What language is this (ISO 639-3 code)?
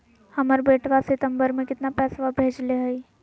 mag